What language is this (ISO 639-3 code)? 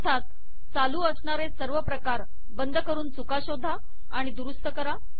mar